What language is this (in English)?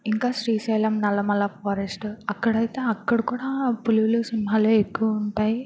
Telugu